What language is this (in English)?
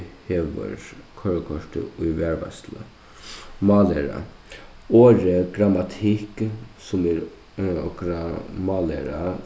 Faroese